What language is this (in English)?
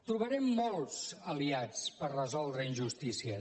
Catalan